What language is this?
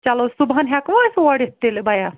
Kashmiri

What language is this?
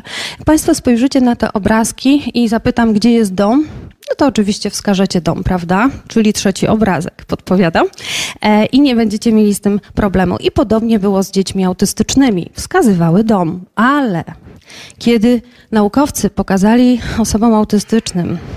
Polish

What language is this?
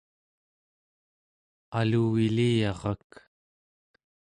Central Yupik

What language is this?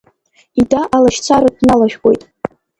Abkhazian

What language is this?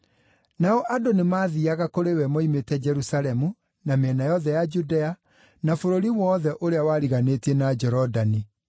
Kikuyu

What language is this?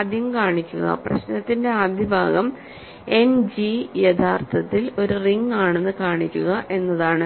Malayalam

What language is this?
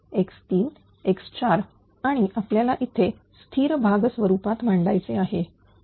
Marathi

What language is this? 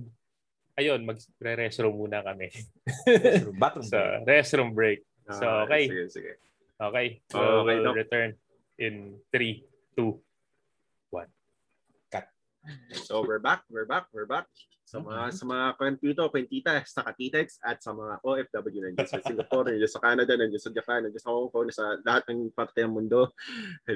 Filipino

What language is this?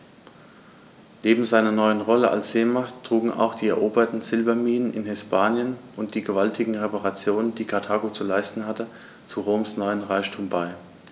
German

